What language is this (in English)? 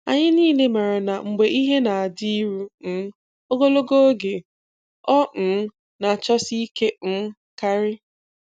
Igbo